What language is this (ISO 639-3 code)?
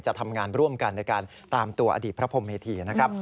tha